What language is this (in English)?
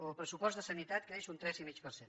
Catalan